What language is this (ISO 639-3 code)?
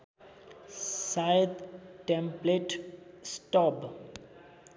nep